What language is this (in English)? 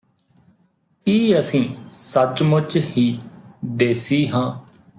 Punjabi